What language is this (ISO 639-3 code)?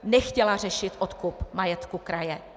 ces